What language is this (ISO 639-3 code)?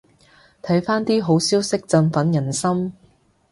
yue